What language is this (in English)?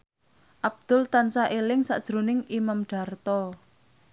Javanese